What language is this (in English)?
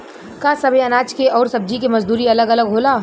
Bhojpuri